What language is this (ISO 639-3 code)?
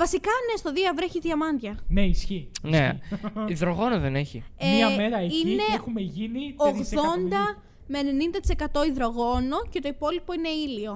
ell